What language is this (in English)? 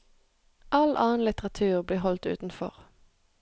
Norwegian